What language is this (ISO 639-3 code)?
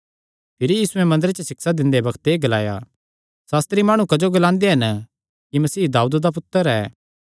xnr